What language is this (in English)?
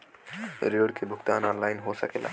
Bhojpuri